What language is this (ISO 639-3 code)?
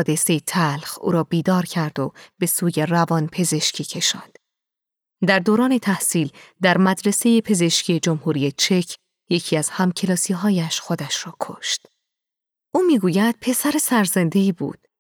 fas